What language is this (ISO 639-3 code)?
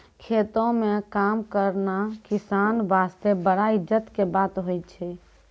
mai